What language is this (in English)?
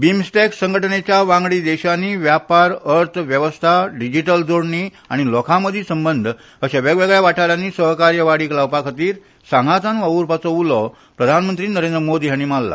Konkani